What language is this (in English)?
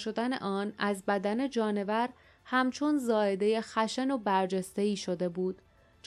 Persian